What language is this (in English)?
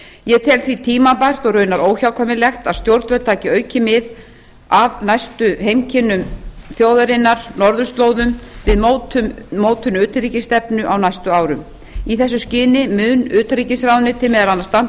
Icelandic